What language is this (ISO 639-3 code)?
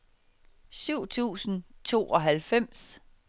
dan